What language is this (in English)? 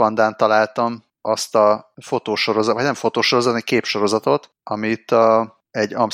Hungarian